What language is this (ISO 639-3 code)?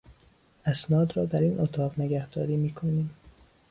fas